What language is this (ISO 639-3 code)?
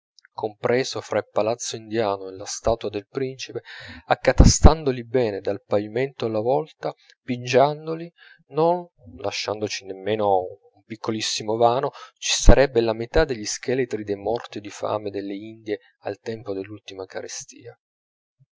ita